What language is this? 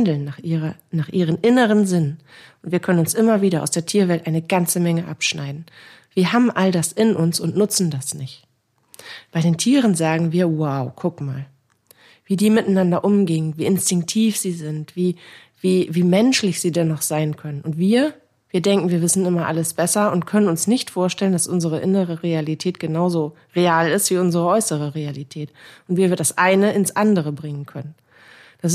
German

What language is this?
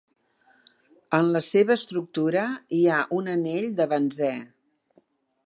Catalan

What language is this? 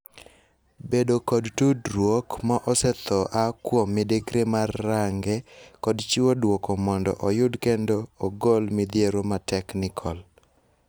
Luo (Kenya and Tanzania)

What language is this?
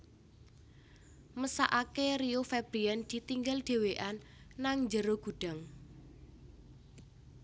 Javanese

